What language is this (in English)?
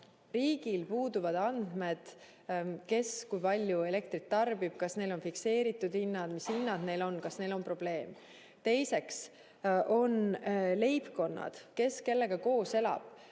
Estonian